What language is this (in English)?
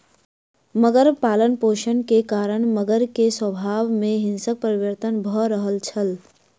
Maithili